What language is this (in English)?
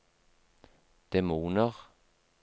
Norwegian